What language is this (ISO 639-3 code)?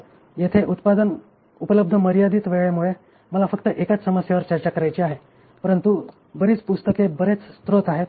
mar